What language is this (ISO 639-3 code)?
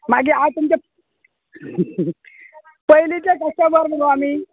kok